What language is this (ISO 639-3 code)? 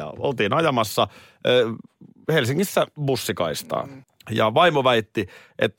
fin